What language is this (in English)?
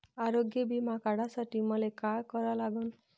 Marathi